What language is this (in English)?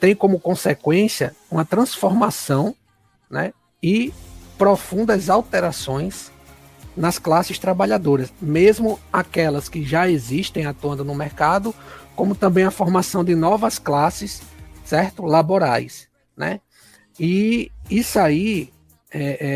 Portuguese